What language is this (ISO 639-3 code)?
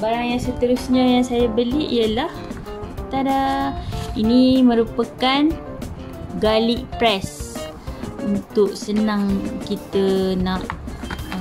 msa